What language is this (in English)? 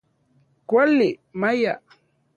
Central Puebla Nahuatl